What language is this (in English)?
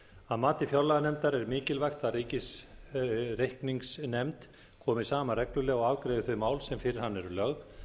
Icelandic